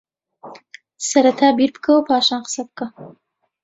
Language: Central Kurdish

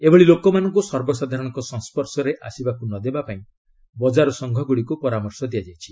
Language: Odia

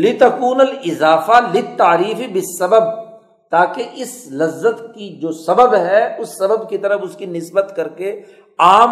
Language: Urdu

